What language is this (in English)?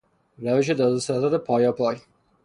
Persian